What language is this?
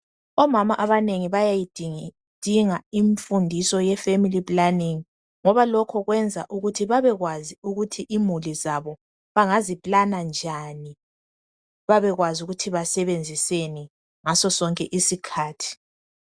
North Ndebele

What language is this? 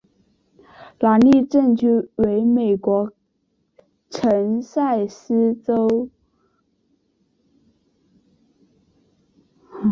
Chinese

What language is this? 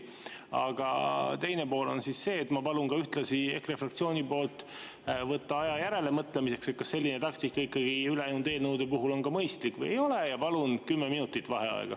Estonian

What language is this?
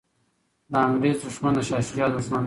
Pashto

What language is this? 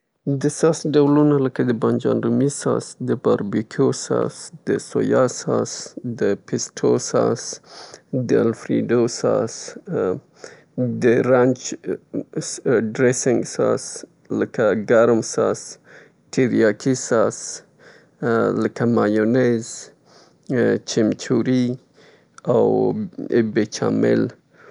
Southern Pashto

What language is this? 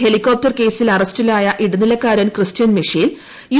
Malayalam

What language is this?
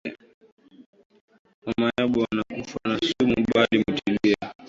Swahili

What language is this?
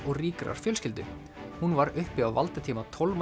Icelandic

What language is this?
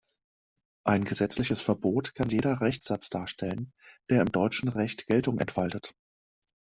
German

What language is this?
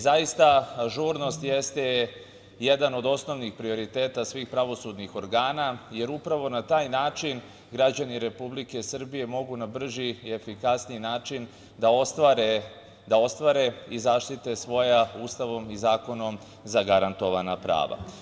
Serbian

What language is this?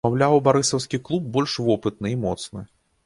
Belarusian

